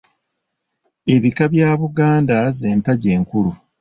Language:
Ganda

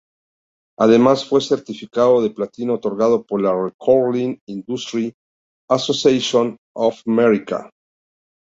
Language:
Spanish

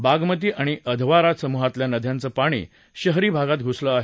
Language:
Marathi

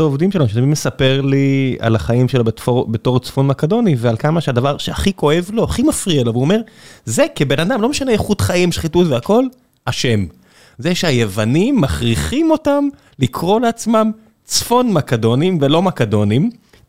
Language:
Hebrew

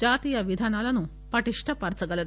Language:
Telugu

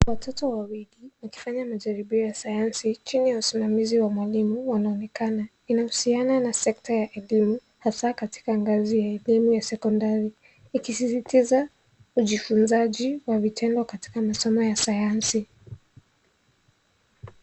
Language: Swahili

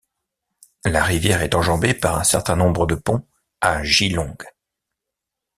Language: French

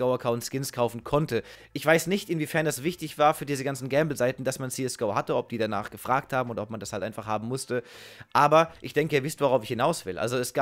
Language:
German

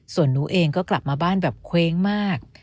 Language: Thai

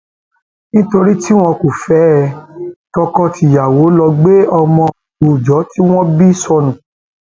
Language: Yoruba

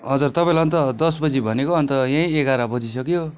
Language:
Nepali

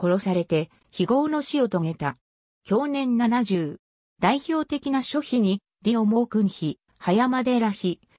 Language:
Japanese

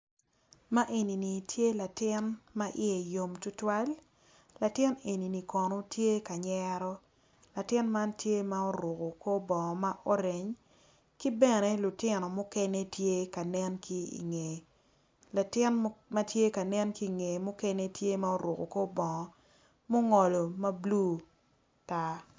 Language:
Acoli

